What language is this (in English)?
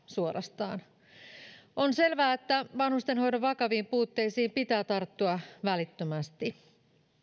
Finnish